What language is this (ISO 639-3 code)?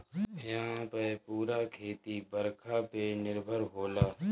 bho